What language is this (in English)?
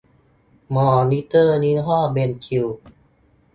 Thai